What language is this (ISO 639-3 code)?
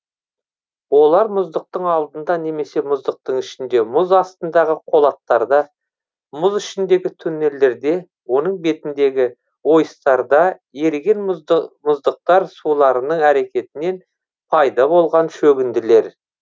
kaz